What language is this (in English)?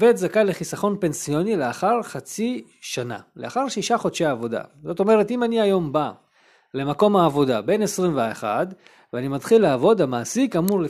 Hebrew